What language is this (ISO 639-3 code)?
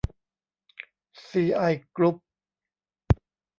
tha